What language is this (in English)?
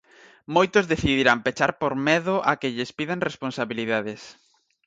Galician